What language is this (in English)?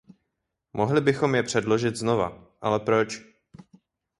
Czech